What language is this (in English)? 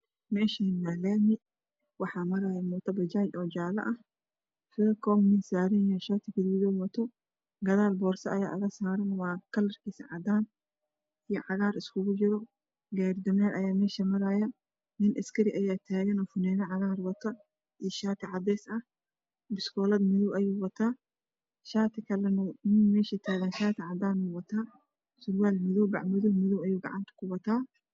Somali